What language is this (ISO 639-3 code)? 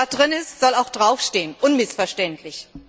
deu